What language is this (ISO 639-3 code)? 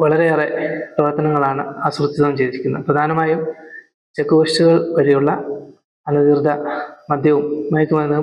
mal